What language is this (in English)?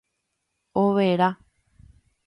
Guarani